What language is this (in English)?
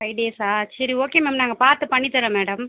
Tamil